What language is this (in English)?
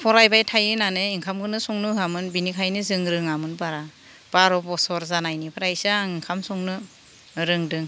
Bodo